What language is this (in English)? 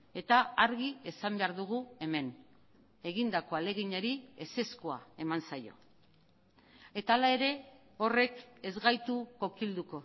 Basque